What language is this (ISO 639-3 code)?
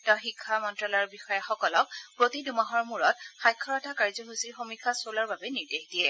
asm